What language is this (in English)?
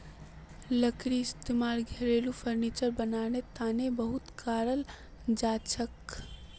Magahi